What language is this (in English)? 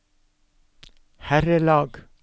Norwegian